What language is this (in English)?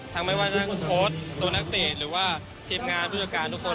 Thai